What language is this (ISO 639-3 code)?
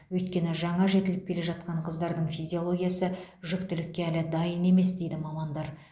kaz